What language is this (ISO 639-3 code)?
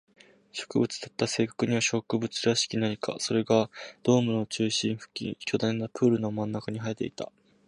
jpn